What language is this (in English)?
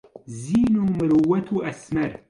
Central Kurdish